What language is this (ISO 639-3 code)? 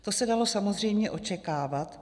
ces